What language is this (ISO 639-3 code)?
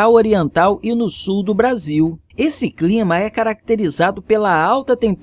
por